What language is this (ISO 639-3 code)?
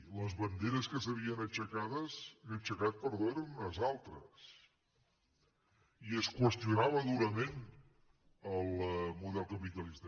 cat